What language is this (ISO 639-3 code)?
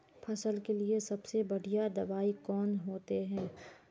mag